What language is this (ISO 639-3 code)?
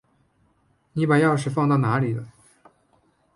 zho